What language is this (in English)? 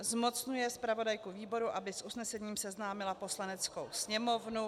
Czech